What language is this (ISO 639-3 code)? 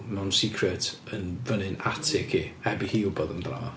cym